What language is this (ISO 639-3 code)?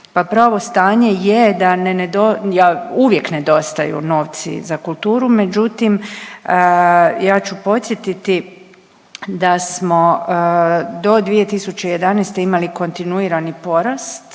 hrv